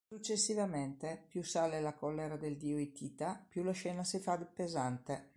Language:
Italian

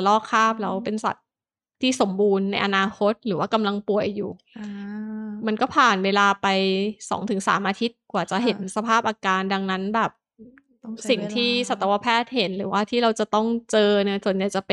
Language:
Thai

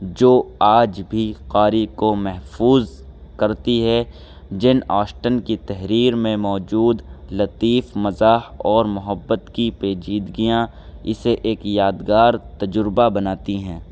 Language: Urdu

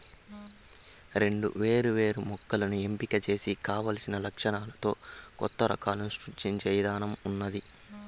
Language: Telugu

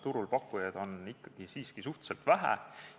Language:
Estonian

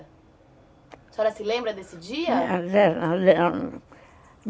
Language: Portuguese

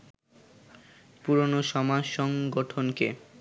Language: Bangla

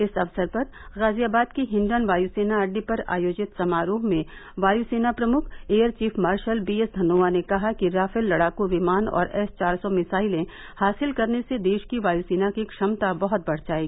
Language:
Hindi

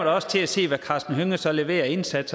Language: Danish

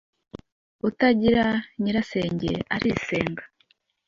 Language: Kinyarwanda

